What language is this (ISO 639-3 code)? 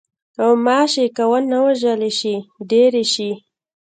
pus